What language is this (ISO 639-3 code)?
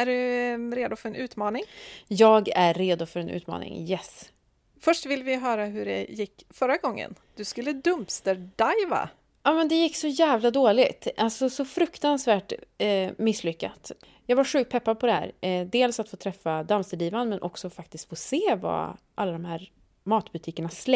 swe